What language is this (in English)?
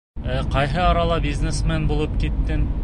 Bashkir